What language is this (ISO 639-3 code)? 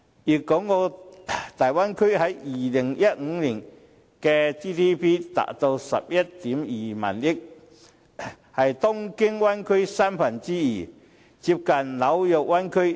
yue